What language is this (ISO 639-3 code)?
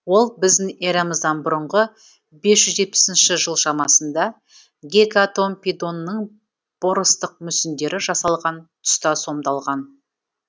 kaz